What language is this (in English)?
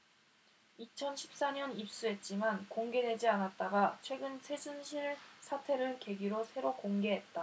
Korean